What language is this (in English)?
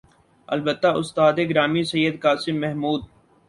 Urdu